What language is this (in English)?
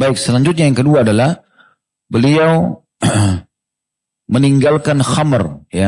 Indonesian